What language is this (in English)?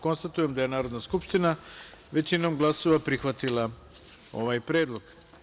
Serbian